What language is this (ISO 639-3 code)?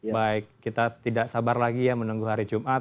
ind